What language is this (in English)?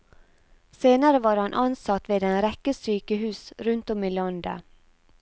Norwegian